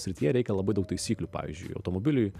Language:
Lithuanian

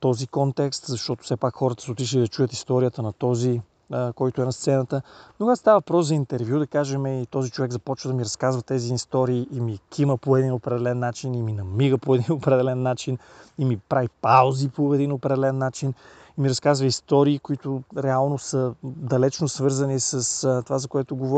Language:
Bulgarian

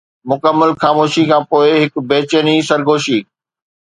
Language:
Sindhi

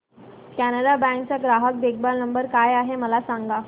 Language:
Marathi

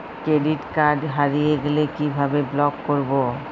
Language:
Bangla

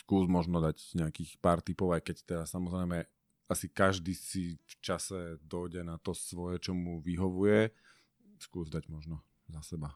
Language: Slovak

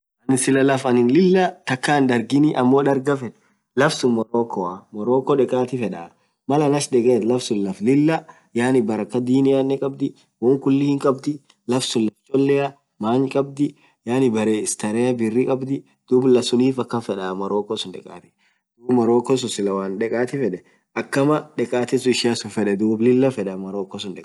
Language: Orma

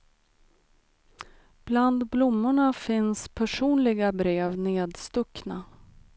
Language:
Swedish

